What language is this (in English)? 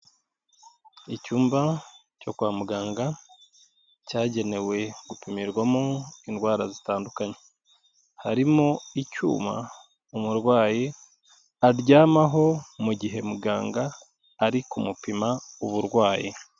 Kinyarwanda